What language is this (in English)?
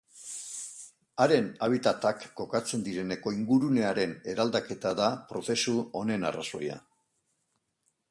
Basque